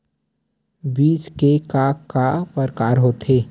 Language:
Chhattisgarhi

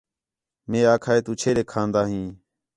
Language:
Khetrani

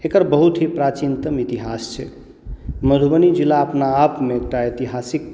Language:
Maithili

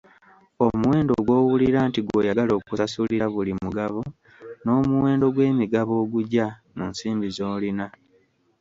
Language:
Ganda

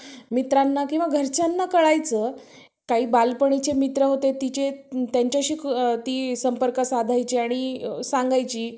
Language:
Marathi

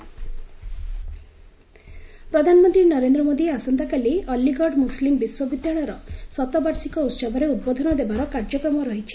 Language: Odia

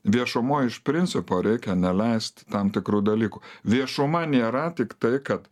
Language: Lithuanian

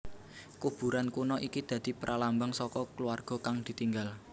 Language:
Javanese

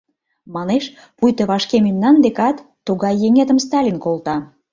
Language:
Mari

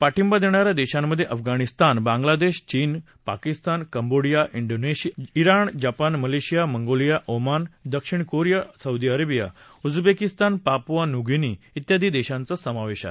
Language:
Marathi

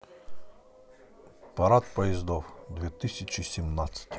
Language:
Russian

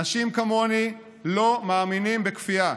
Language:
Hebrew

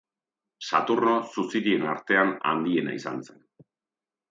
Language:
Basque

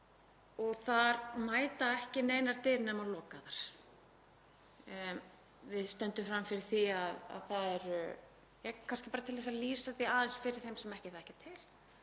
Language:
Icelandic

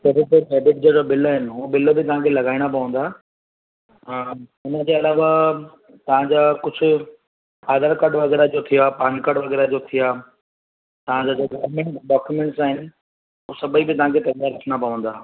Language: Sindhi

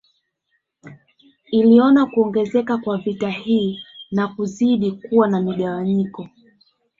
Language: Swahili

